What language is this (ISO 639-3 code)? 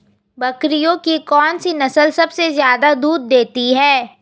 hin